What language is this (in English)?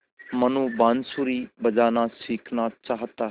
Hindi